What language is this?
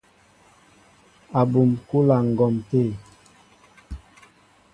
Mbo (Cameroon)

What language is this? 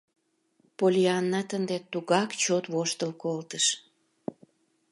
Mari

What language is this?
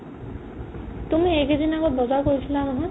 Assamese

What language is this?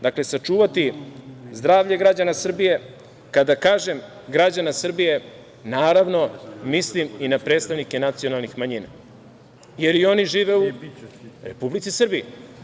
Serbian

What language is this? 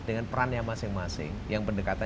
Indonesian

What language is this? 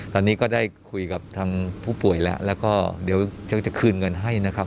Thai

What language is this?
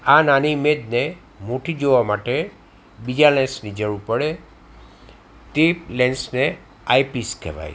Gujarati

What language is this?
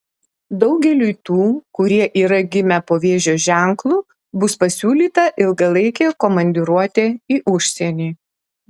Lithuanian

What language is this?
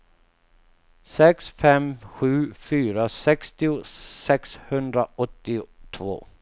Swedish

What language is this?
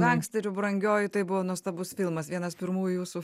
Lithuanian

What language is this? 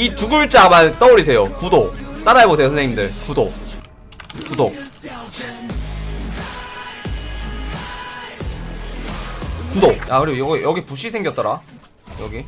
Korean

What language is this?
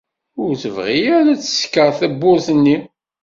Kabyle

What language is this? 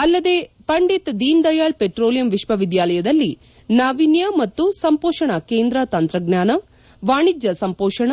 Kannada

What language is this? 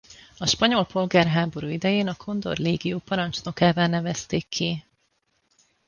Hungarian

